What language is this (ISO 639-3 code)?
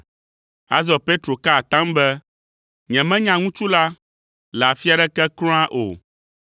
ewe